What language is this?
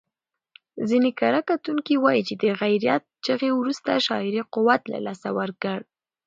Pashto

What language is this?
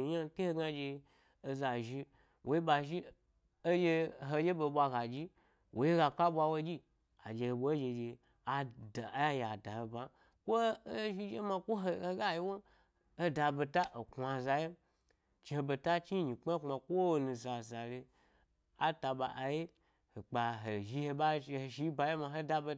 Gbari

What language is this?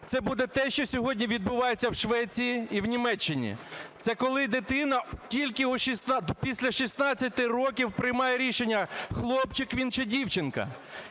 Ukrainian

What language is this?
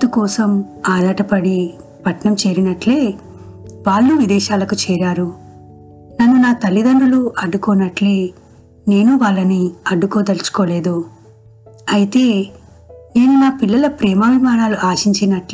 Telugu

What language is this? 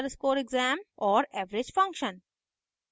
Hindi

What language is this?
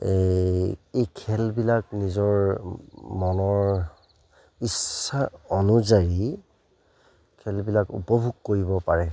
Assamese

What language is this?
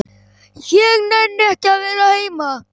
Icelandic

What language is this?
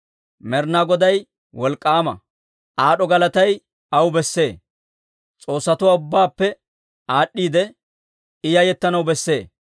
Dawro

